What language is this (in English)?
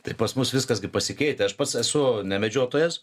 Lithuanian